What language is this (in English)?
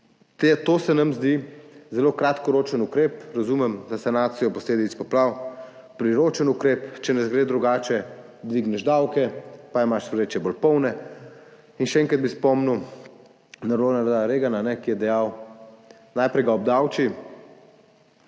Slovenian